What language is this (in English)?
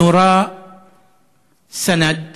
Hebrew